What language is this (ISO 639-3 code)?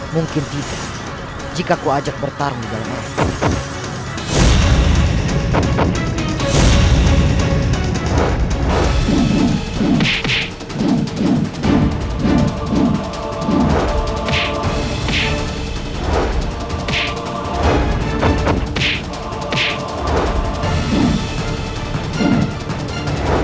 ind